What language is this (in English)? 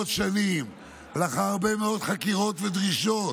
Hebrew